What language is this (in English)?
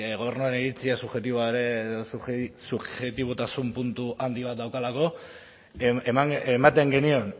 Basque